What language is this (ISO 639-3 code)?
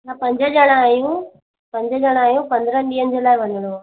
snd